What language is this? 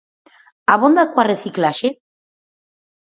Galician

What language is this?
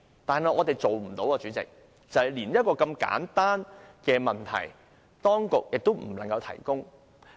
Cantonese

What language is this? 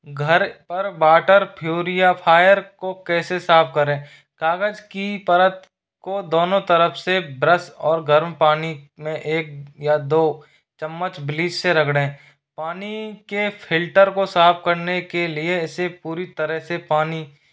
Hindi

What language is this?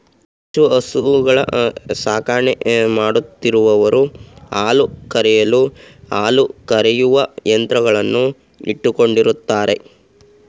Kannada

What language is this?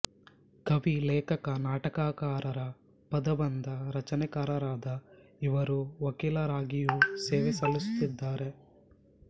Kannada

